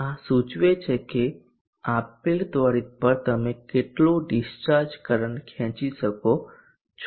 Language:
Gujarati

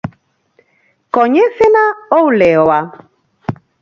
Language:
Galician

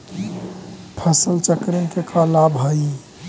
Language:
Magahi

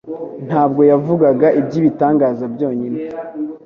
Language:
Kinyarwanda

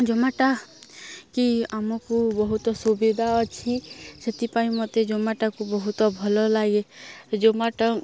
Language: Odia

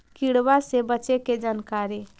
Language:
Magahi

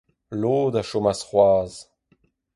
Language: Breton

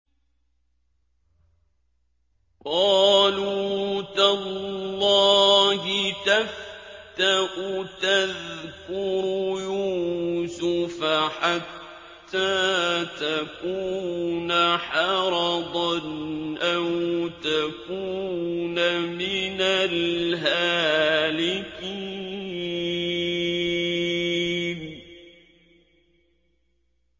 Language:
Arabic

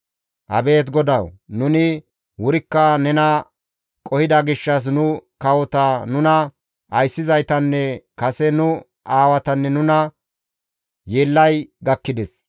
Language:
Gamo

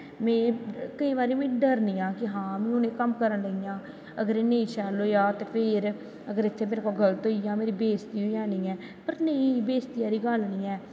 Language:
Dogri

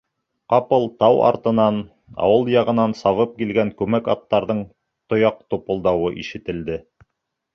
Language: Bashkir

